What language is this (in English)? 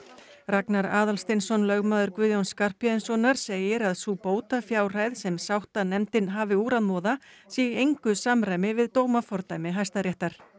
Icelandic